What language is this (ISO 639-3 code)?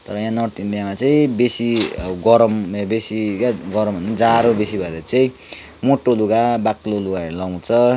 nep